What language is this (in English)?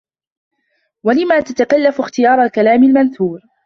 Arabic